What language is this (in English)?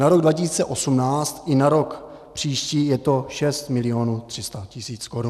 Czech